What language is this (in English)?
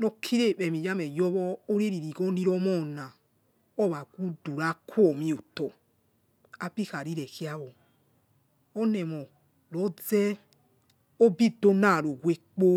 Yekhee